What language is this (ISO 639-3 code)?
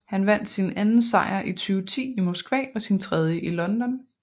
dan